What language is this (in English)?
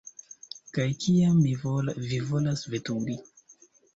Esperanto